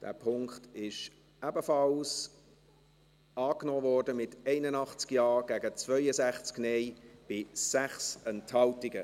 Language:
Swiss German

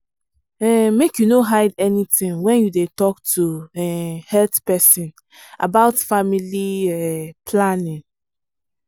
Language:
Nigerian Pidgin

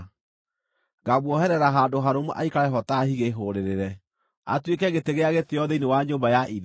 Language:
Kikuyu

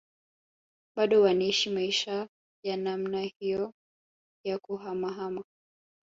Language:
Swahili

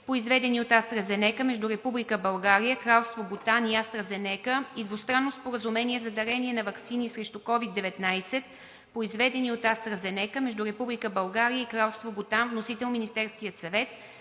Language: Bulgarian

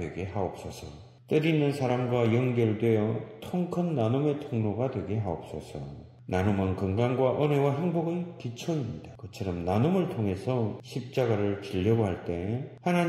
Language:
Korean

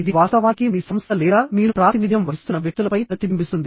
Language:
Telugu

